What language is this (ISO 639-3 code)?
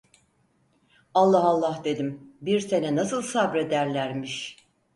tur